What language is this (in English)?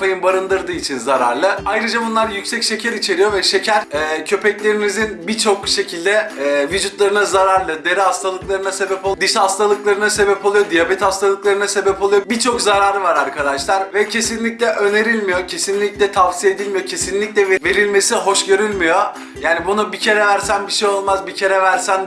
Turkish